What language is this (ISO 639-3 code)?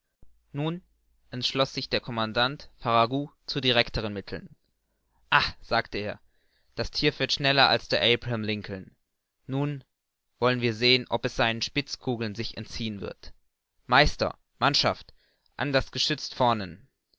deu